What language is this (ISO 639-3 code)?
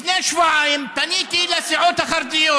heb